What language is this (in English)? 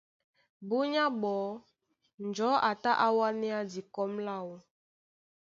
Duala